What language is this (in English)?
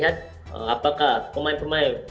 Indonesian